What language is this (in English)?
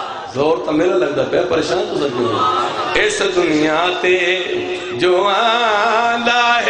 Hindi